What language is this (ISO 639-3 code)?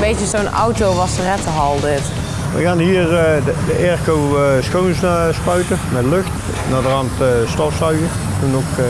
nld